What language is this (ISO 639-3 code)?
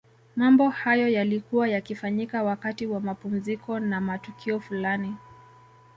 swa